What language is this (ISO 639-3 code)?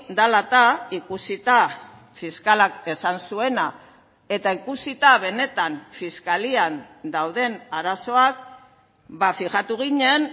eus